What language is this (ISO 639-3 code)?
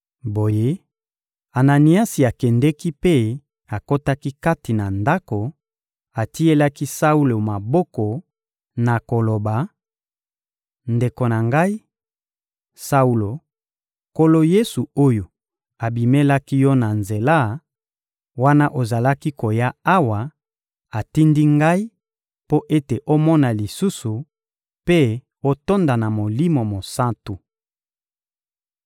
lin